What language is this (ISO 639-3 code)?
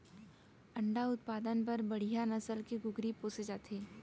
hne